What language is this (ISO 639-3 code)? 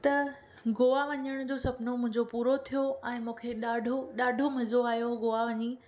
snd